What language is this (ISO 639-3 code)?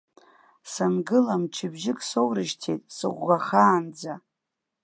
abk